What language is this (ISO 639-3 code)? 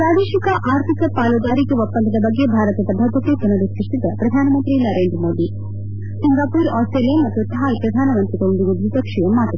kan